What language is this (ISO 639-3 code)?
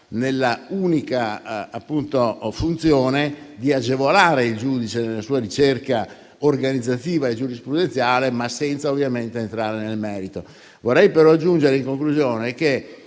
ita